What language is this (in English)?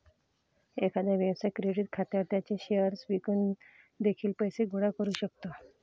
Marathi